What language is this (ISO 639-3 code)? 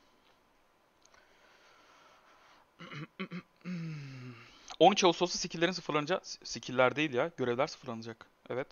tur